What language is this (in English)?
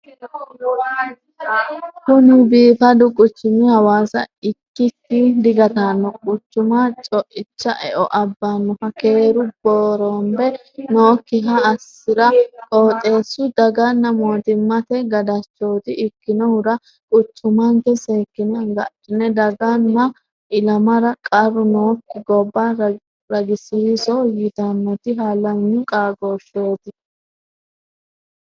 Sidamo